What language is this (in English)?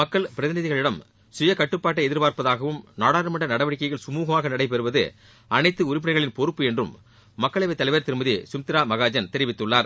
Tamil